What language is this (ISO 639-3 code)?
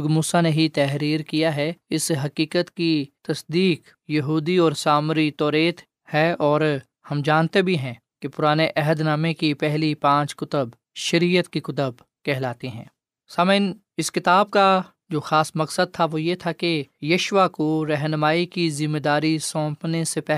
urd